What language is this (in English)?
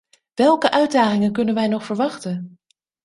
Dutch